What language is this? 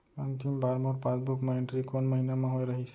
Chhattisgarhi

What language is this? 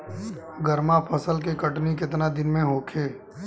Bhojpuri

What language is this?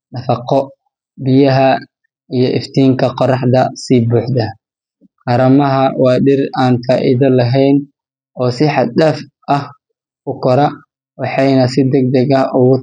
Somali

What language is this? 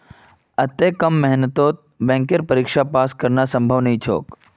Magahi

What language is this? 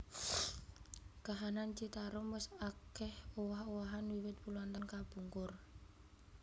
Javanese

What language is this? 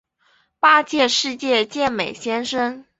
Chinese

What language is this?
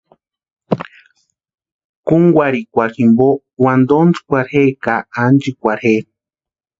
Western Highland Purepecha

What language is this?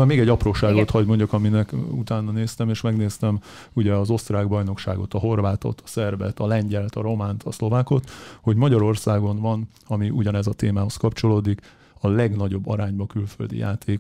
Hungarian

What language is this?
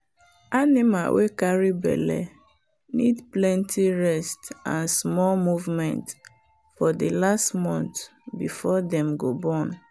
Nigerian Pidgin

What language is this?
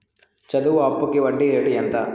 Telugu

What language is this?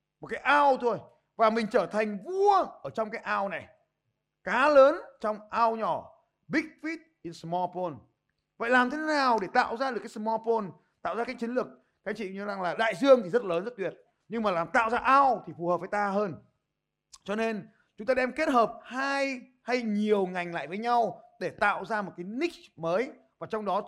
Vietnamese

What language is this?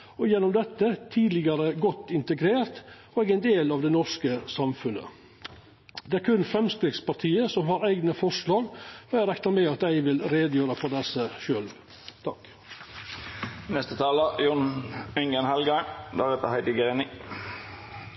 Norwegian Nynorsk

